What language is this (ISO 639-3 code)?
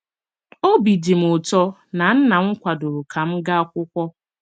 ibo